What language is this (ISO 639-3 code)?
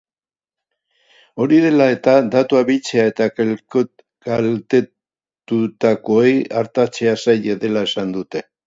eus